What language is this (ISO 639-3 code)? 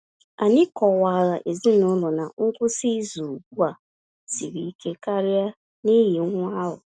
ibo